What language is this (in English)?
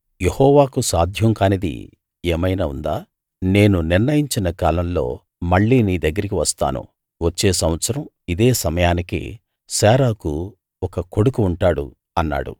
Telugu